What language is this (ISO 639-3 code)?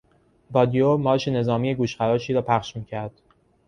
fas